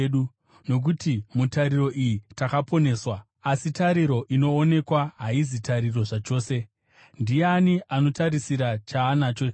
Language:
Shona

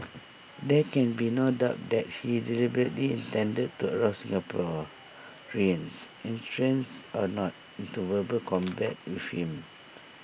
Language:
English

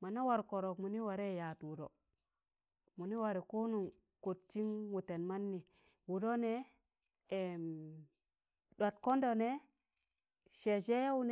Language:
Tangale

